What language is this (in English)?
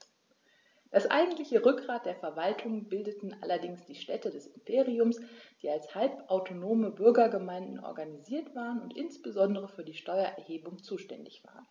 German